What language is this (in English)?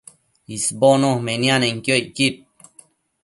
Matsés